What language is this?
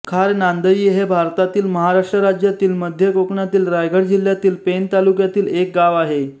Marathi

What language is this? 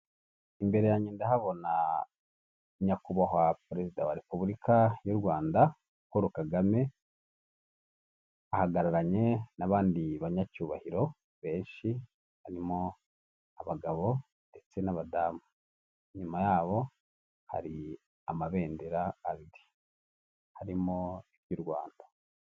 Kinyarwanda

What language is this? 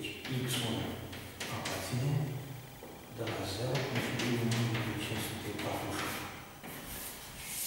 Romanian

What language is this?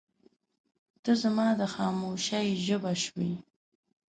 Pashto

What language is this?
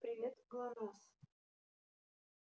Russian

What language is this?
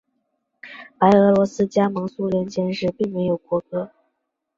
Chinese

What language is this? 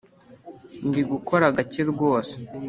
Kinyarwanda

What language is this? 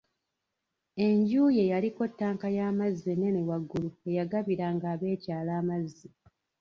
Ganda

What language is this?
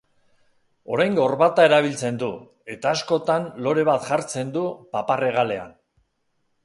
Basque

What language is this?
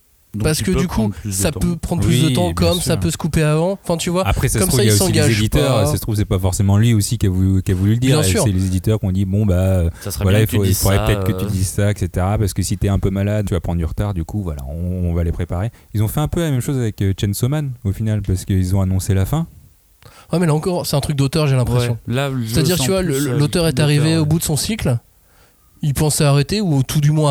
French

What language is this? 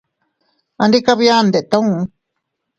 Teutila Cuicatec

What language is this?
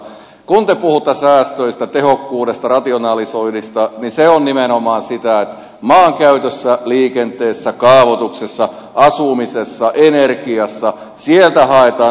Finnish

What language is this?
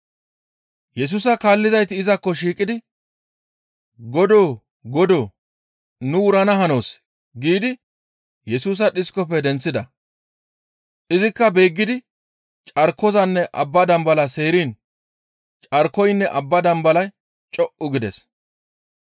Gamo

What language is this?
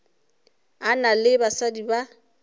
Northern Sotho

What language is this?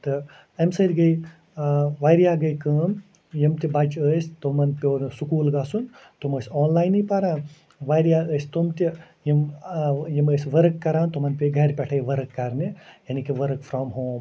Kashmiri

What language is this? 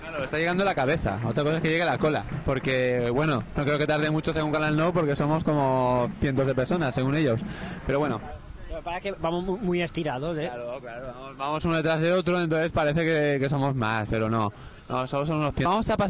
Spanish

